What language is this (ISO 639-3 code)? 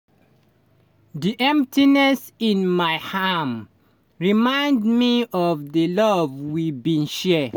pcm